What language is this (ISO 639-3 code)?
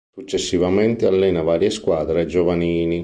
ita